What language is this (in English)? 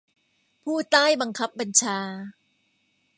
Thai